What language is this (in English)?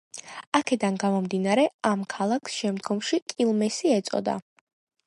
Georgian